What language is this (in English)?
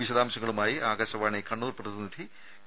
Malayalam